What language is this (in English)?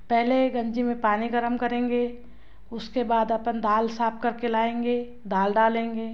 Hindi